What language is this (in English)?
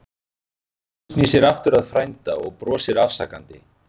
Icelandic